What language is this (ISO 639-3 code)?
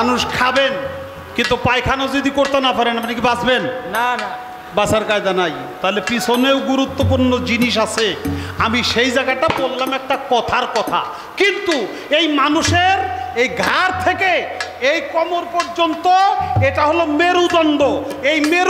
ben